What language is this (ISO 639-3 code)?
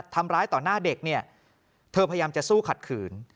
tha